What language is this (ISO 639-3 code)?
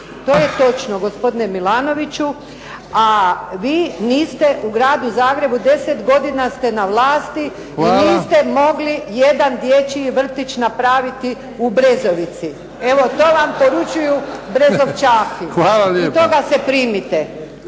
hrv